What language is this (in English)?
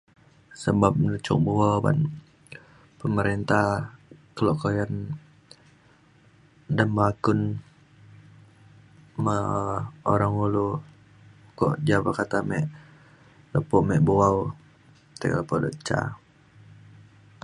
Mainstream Kenyah